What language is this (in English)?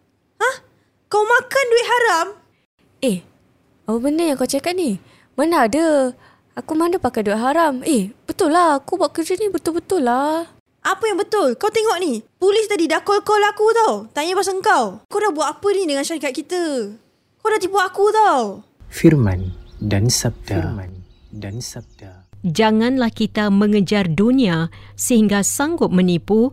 Malay